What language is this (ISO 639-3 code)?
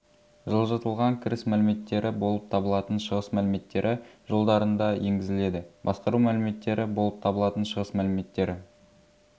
kaz